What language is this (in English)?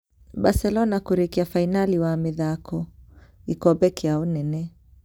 Kikuyu